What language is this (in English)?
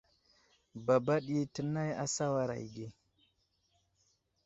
Wuzlam